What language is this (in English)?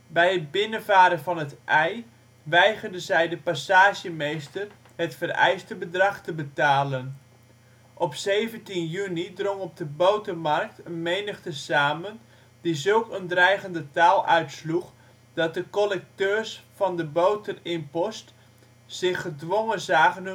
Dutch